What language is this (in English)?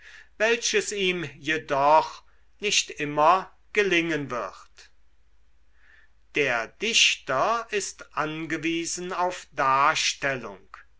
German